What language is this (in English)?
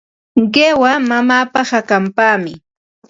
Ambo-Pasco Quechua